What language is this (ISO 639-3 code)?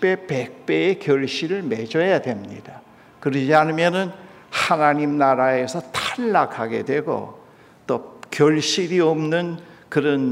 kor